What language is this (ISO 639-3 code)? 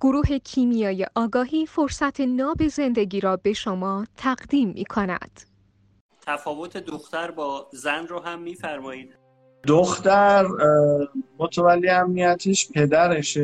fas